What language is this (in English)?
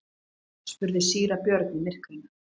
Icelandic